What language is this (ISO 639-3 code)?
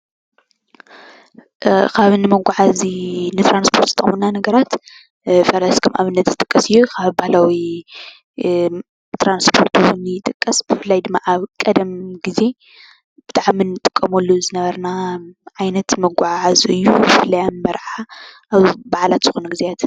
tir